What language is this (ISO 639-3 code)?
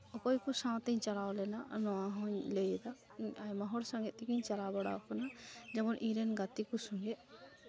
sat